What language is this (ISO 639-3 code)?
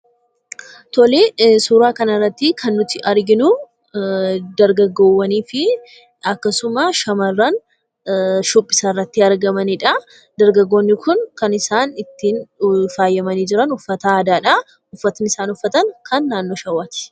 orm